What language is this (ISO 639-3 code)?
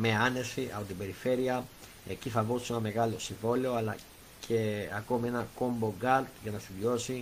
ell